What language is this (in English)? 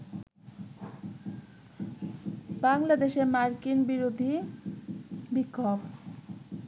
Bangla